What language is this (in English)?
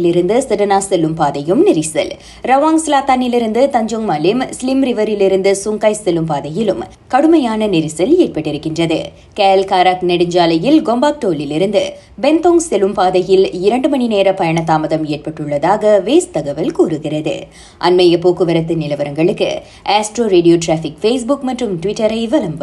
Tamil